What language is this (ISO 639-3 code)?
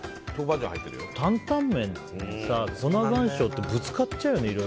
jpn